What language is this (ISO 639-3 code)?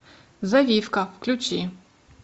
rus